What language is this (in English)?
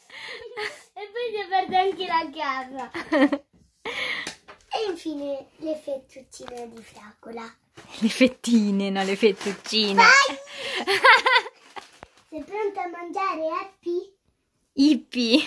Italian